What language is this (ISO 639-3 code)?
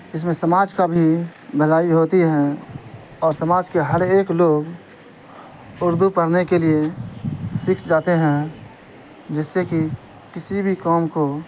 urd